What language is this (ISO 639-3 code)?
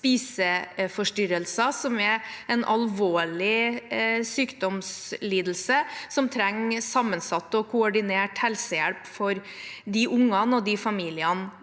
nor